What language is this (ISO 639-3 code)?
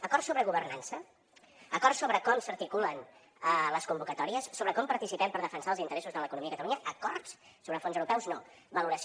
cat